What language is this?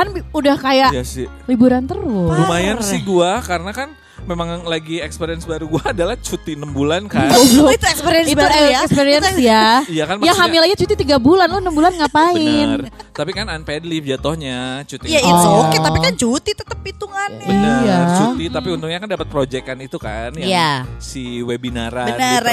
Indonesian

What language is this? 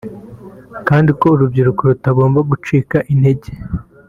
Kinyarwanda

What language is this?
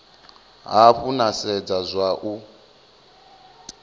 Venda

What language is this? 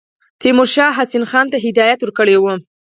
Pashto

